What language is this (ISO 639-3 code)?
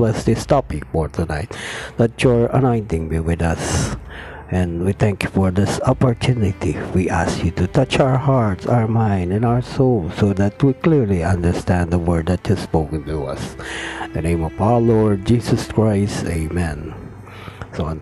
fil